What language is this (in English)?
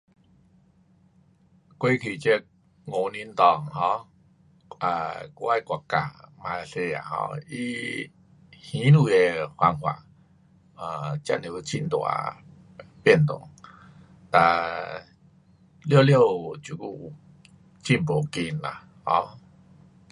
Pu-Xian Chinese